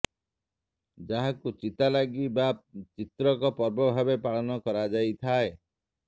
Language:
Odia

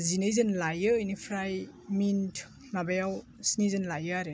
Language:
Bodo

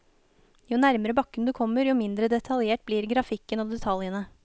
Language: Norwegian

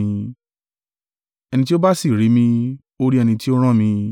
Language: Yoruba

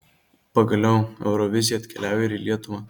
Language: Lithuanian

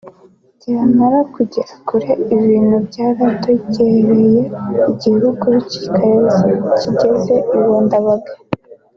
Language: Kinyarwanda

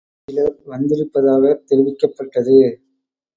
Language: Tamil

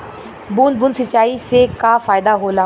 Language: Bhojpuri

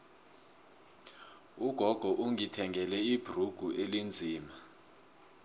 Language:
South Ndebele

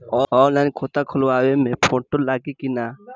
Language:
Bhojpuri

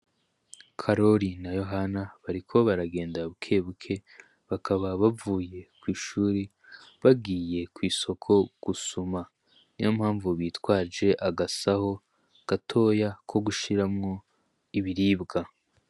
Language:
Rundi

